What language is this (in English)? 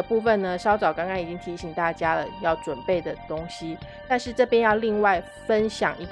Chinese